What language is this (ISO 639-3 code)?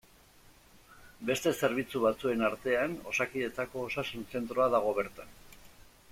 eus